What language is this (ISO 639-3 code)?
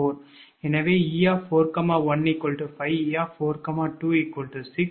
tam